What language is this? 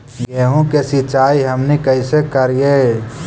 Magahi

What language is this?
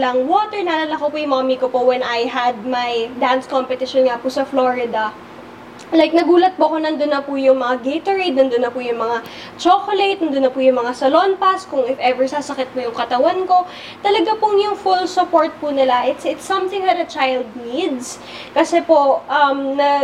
Filipino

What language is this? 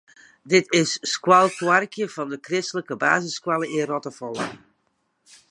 Western Frisian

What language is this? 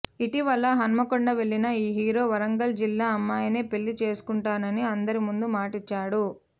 Telugu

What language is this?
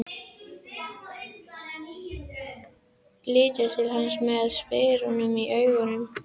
Icelandic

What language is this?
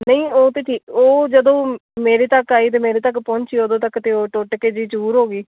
Punjabi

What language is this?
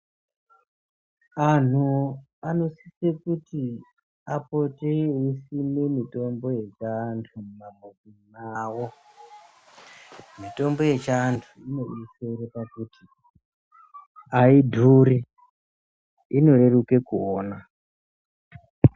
Ndau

